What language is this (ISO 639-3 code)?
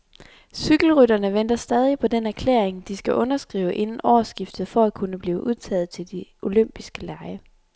dan